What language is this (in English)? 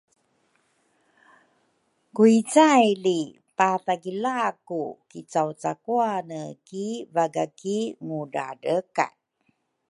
Rukai